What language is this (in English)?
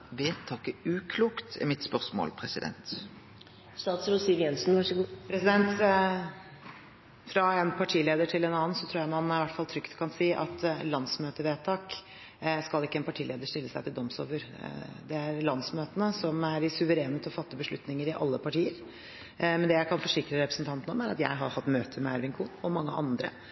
Norwegian